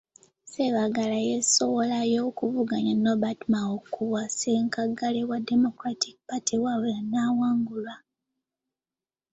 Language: Ganda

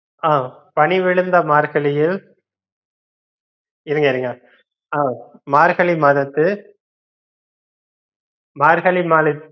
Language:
Tamil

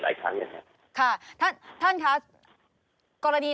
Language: Thai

